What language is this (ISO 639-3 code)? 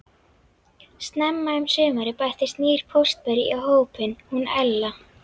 isl